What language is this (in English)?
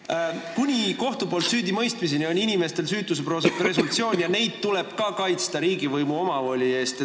Estonian